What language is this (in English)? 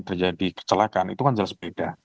Indonesian